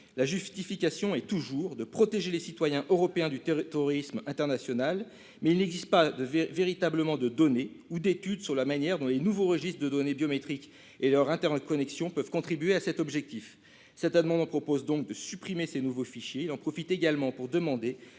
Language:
French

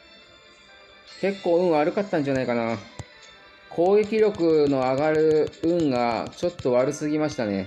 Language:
Japanese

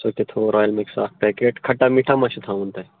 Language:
Kashmiri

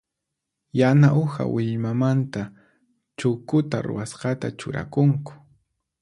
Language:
Puno Quechua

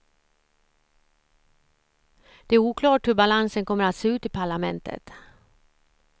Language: Swedish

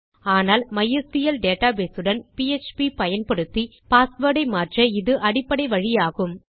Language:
Tamil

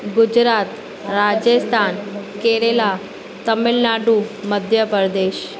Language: Sindhi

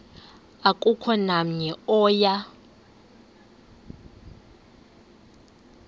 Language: Xhosa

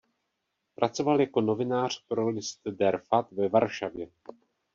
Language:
Czech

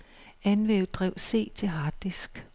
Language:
Danish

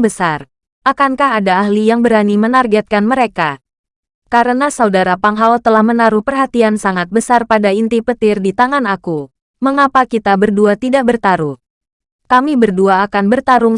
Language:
Indonesian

